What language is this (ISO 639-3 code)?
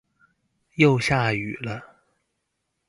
zho